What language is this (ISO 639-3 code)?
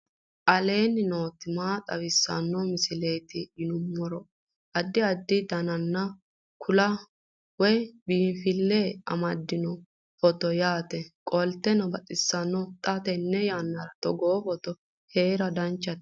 sid